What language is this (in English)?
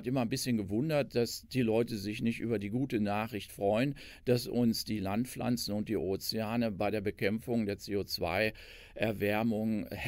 German